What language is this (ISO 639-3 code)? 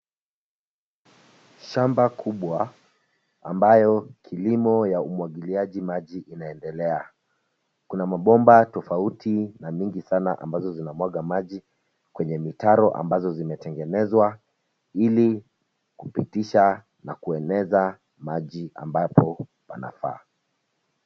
swa